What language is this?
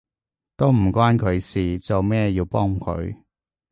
Cantonese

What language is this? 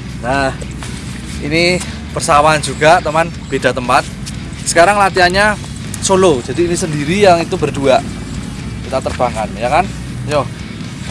Indonesian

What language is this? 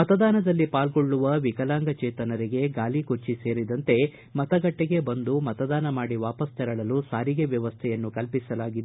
Kannada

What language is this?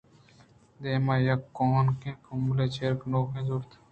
Eastern Balochi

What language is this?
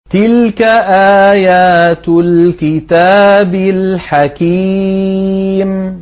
Arabic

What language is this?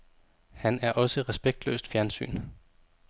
Danish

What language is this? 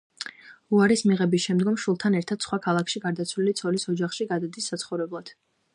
Georgian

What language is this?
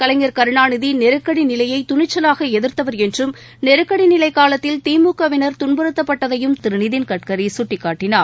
Tamil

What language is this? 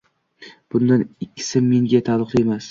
Uzbek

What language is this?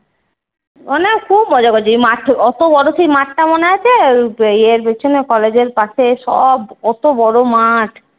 Bangla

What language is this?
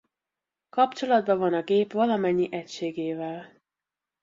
Hungarian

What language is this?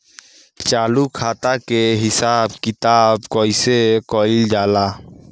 Bhojpuri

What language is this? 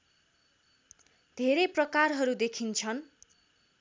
Nepali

